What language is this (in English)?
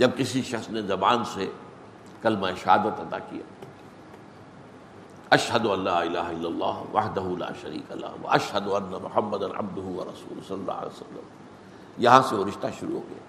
Urdu